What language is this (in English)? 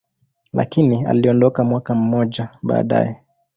Swahili